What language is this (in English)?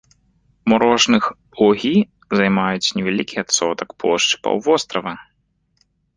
Belarusian